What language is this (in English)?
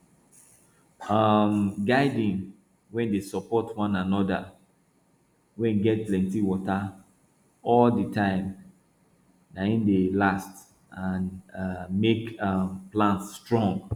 Nigerian Pidgin